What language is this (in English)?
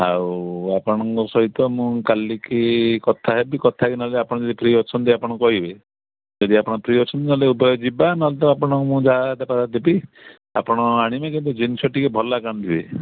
Odia